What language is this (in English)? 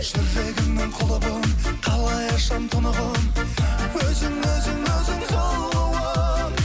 Kazakh